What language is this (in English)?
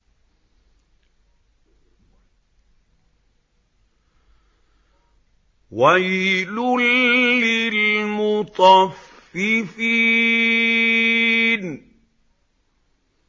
Arabic